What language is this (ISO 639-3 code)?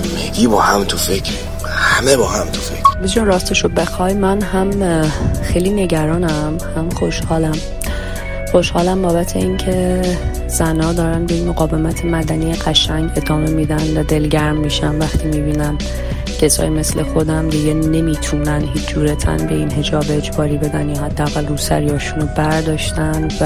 fas